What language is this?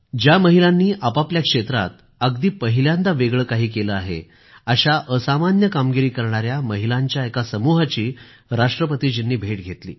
Marathi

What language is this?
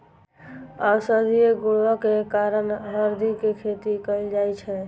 Maithili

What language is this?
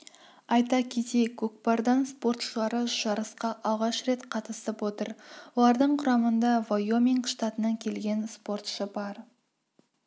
Kazakh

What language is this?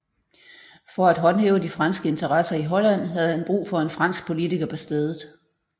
Danish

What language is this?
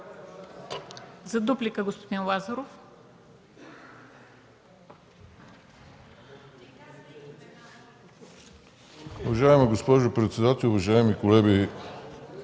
Bulgarian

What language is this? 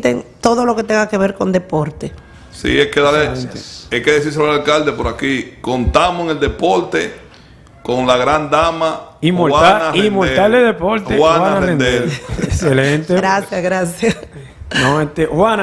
Spanish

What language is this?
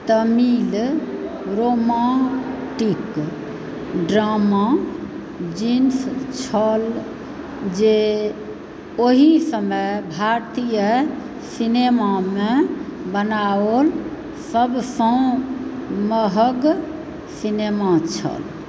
Maithili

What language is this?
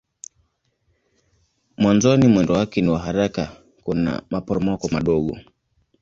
Swahili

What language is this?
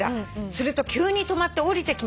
Japanese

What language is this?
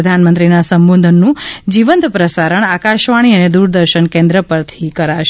Gujarati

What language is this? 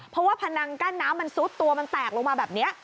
Thai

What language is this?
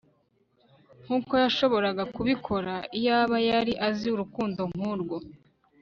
Kinyarwanda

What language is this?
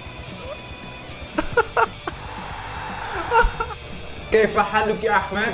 Indonesian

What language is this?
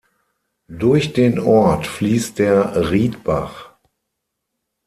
German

